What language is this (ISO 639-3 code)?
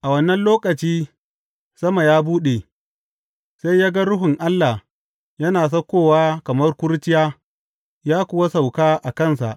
hau